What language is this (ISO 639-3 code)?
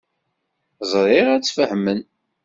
kab